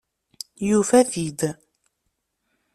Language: Kabyle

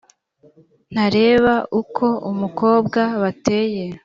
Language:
Kinyarwanda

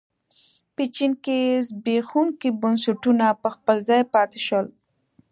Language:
Pashto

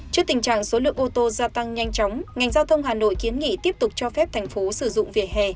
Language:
Vietnamese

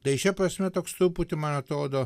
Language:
Lithuanian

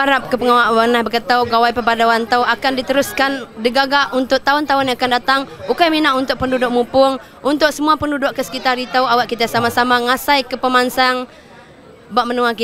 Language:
Malay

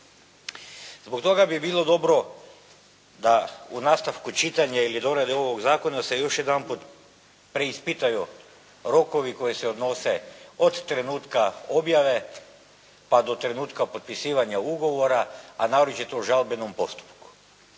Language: Croatian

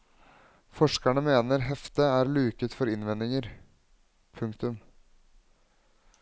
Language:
Norwegian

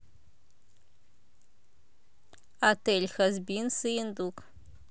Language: Russian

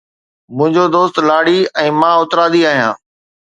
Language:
Sindhi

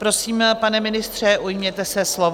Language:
Czech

